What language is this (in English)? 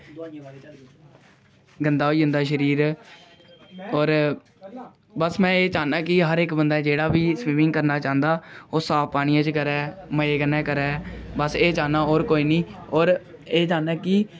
Dogri